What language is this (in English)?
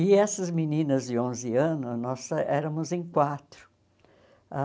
Portuguese